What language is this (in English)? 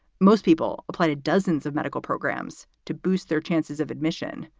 English